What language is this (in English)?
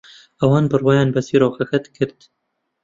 Central Kurdish